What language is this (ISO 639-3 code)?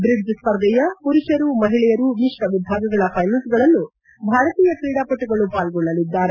kan